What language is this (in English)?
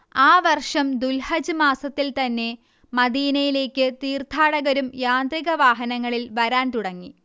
Malayalam